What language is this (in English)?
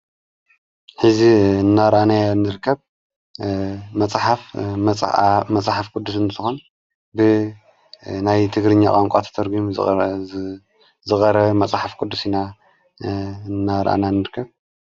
Tigrinya